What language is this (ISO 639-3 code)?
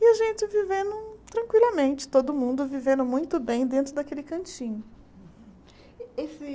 por